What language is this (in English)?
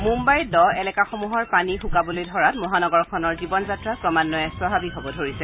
Assamese